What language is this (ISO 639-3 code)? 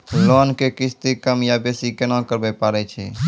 mai